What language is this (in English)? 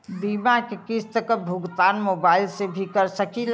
Bhojpuri